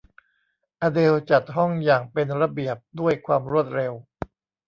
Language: Thai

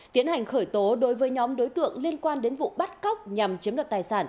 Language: Vietnamese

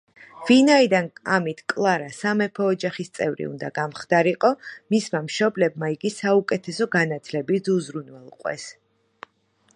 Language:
Georgian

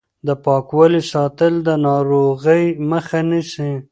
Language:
Pashto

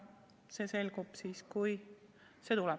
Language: Estonian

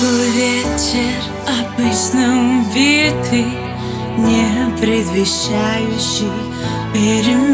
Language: Russian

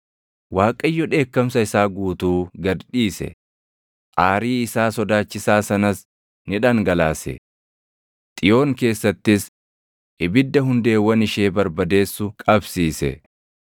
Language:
Oromo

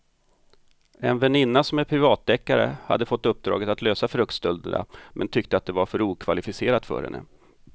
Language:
Swedish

